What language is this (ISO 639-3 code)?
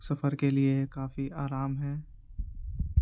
urd